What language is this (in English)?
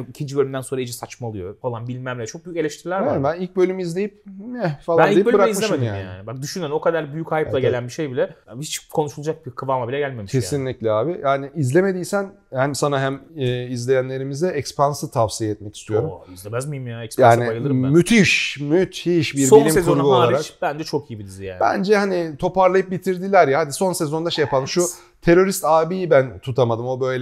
Turkish